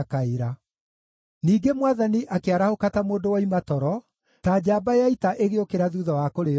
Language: Kikuyu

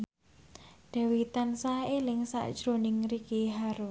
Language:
Javanese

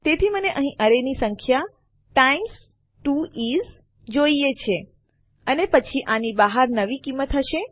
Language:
Gujarati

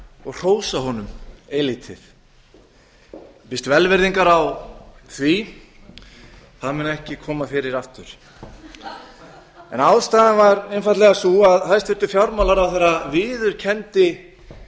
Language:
Icelandic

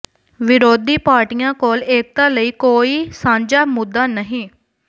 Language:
Punjabi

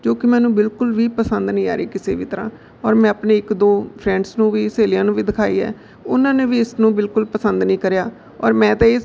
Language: Punjabi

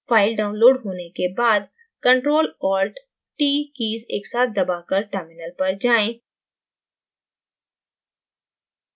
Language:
Hindi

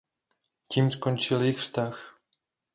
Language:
Czech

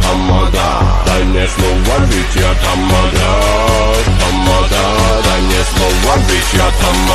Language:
Romanian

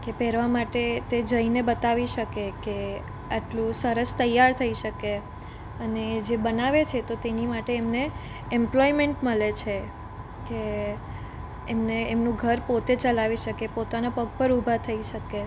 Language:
Gujarati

